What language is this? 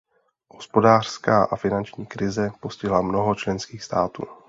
Czech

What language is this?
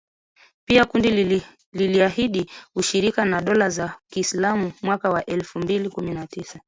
Swahili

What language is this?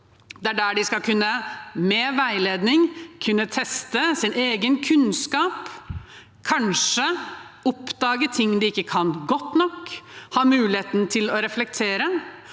Norwegian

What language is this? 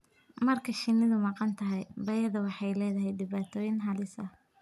Somali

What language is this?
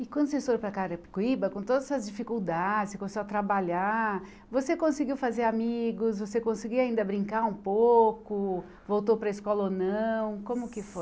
Portuguese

